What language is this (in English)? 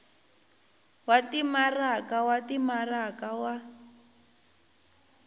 Tsonga